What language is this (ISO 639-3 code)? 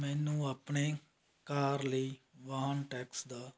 pan